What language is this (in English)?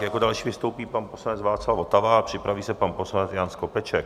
Czech